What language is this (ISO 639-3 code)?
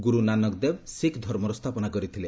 ori